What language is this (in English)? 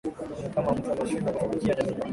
Swahili